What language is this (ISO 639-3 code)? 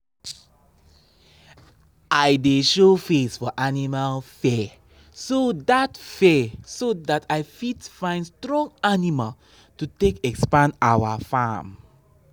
pcm